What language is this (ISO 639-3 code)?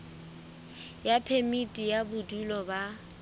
sot